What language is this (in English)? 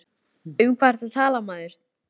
Icelandic